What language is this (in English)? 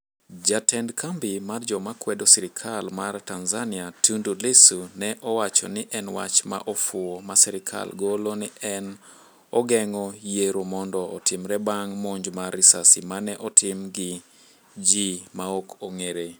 Luo (Kenya and Tanzania)